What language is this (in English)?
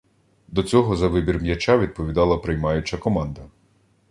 Ukrainian